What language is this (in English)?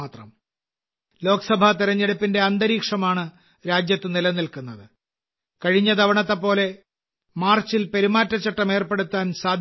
Malayalam